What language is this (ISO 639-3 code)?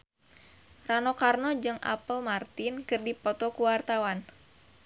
sun